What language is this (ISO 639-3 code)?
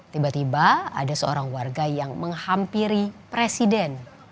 ind